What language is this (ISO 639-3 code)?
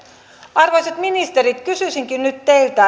fin